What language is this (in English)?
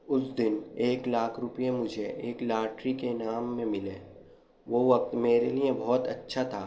Urdu